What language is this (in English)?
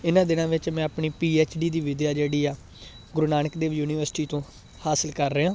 Punjabi